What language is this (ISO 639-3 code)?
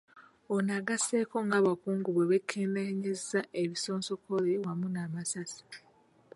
lug